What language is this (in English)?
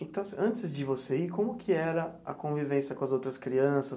Portuguese